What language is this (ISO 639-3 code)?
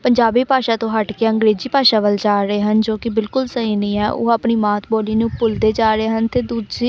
pan